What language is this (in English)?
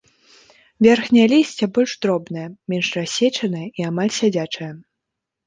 Belarusian